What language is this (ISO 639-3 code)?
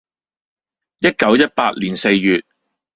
yue